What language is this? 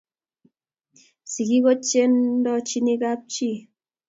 Kalenjin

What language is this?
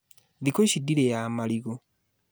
Kikuyu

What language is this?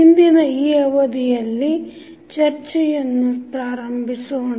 Kannada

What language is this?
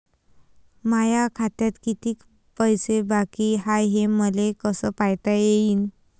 Marathi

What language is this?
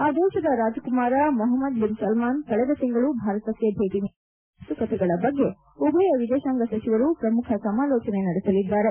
Kannada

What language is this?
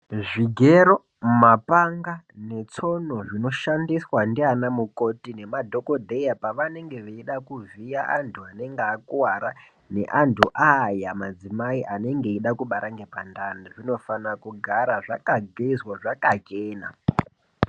Ndau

